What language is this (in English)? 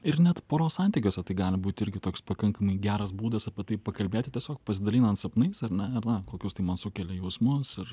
Lithuanian